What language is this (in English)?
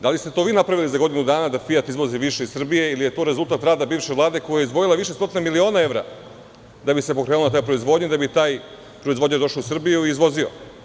Serbian